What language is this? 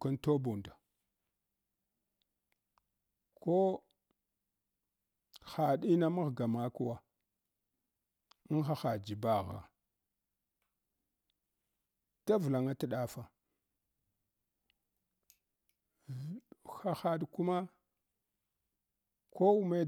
Hwana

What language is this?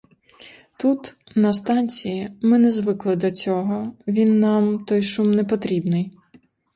Ukrainian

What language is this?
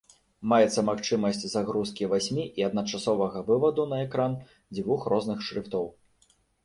Belarusian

